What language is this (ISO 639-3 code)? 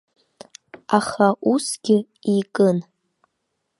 abk